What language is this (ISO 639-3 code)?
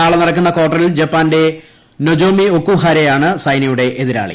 mal